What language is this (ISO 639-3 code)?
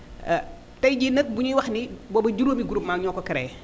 wol